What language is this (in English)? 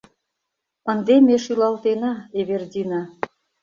Mari